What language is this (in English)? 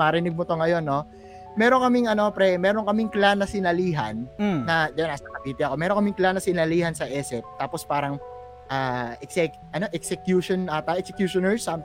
Filipino